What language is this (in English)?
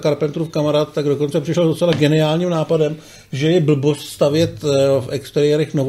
Czech